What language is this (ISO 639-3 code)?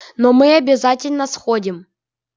rus